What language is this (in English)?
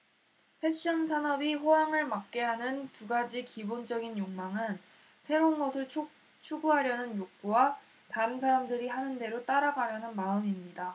Korean